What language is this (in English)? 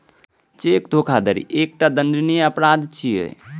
Maithili